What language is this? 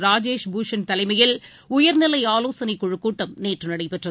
Tamil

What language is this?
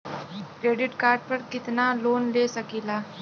Bhojpuri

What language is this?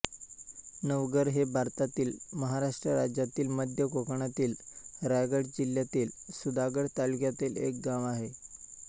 Marathi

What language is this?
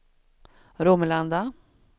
Swedish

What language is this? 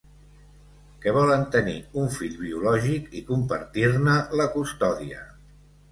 Catalan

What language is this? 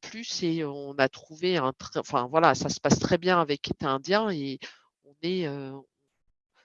French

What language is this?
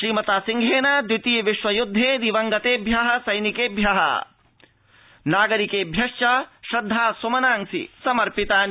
Sanskrit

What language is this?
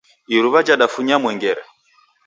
Taita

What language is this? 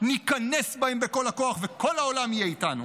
Hebrew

